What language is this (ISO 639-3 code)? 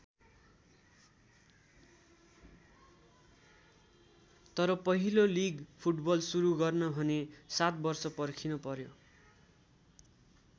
nep